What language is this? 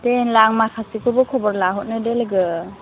Bodo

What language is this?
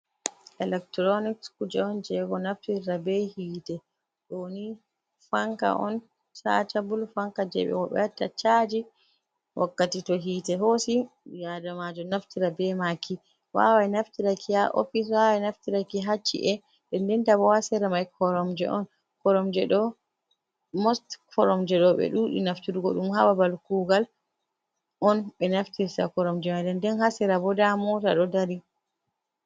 Fula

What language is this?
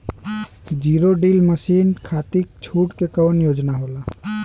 Bhojpuri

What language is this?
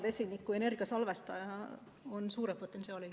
Estonian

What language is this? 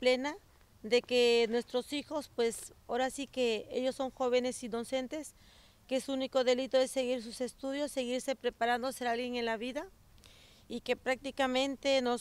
Spanish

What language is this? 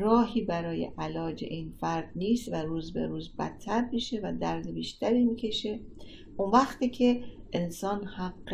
Persian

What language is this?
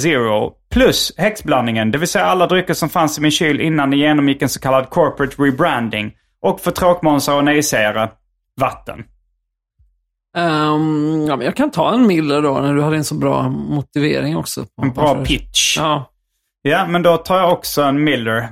Swedish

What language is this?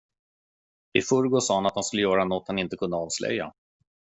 Swedish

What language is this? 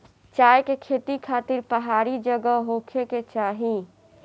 Bhojpuri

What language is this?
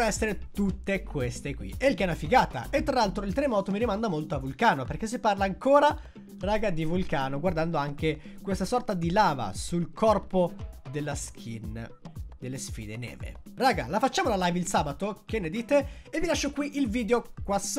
Italian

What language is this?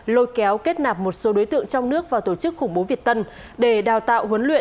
Vietnamese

